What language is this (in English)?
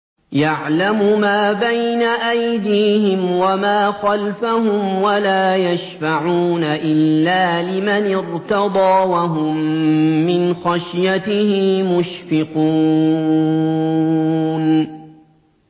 Arabic